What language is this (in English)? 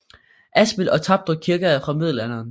Danish